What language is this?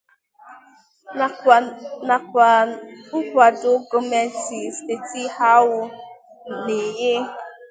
Igbo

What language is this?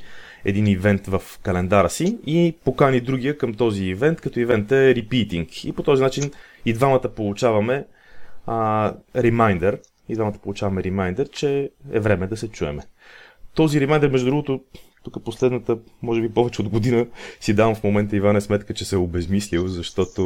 Bulgarian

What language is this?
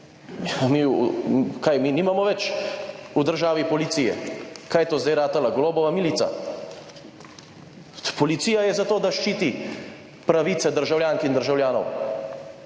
Slovenian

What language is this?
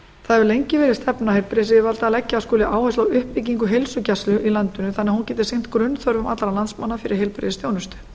Icelandic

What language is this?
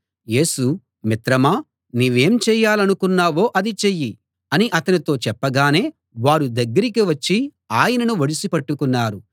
Telugu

